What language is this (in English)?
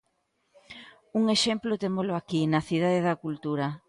Galician